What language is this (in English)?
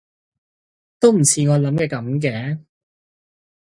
Cantonese